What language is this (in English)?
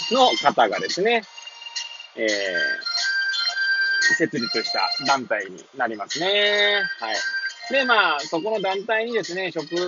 Japanese